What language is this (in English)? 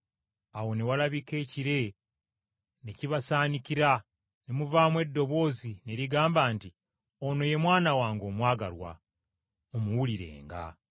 Ganda